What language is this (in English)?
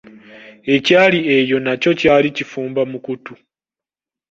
Ganda